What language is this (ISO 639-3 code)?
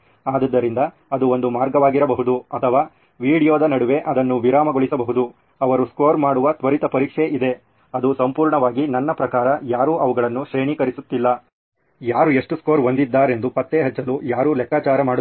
kan